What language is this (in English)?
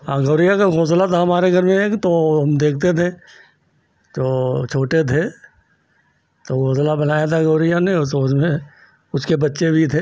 Hindi